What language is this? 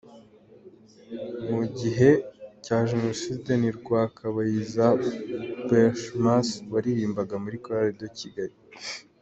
Kinyarwanda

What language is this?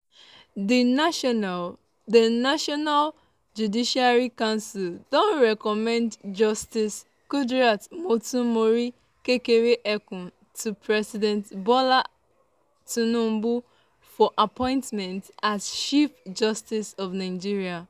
Nigerian Pidgin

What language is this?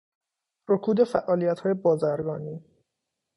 Persian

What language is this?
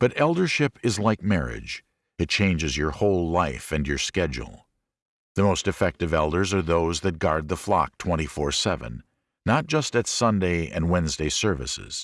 English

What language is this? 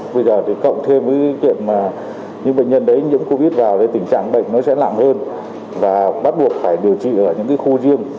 Vietnamese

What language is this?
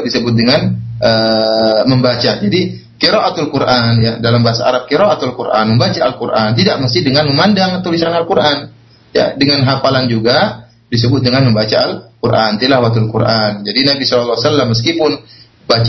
Malay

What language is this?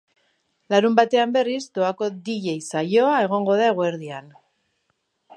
Basque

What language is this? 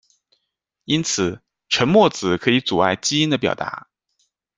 Chinese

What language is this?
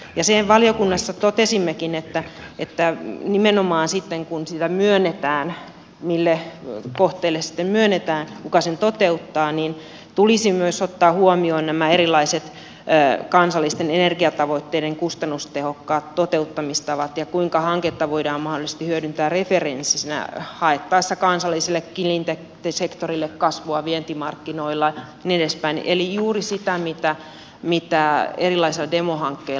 Finnish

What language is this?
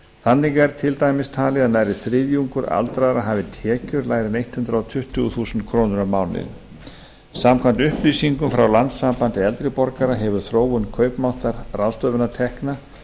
Icelandic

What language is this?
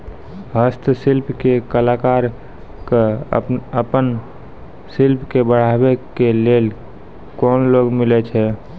Maithili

